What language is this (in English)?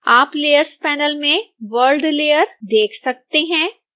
Hindi